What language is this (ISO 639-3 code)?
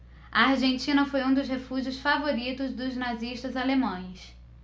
por